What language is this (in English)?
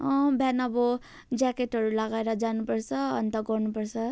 Nepali